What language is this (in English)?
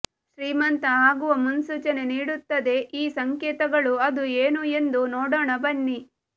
Kannada